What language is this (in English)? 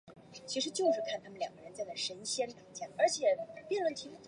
Chinese